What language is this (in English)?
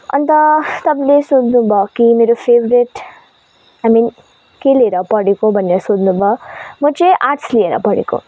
Nepali